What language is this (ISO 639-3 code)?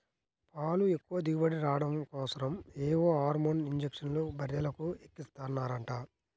tel